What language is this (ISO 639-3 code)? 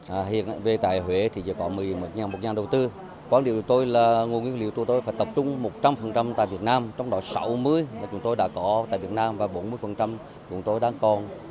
vie